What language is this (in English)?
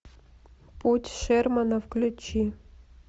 Russian